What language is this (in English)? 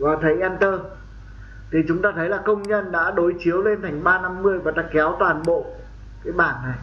Vietnamese